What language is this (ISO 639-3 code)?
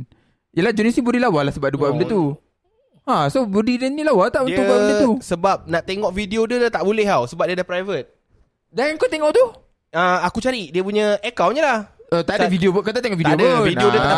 msa